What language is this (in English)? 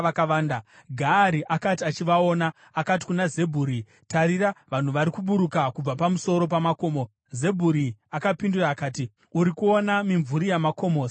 Shona